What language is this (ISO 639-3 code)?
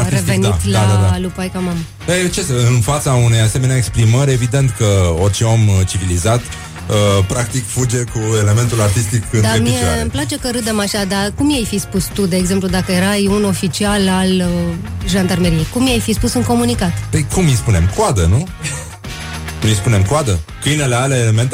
ron